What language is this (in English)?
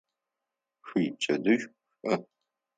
Adyghe